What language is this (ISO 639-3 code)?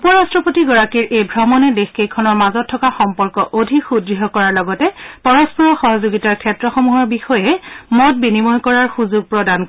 asm